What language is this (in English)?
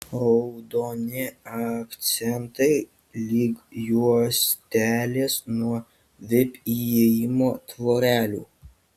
Lithuanian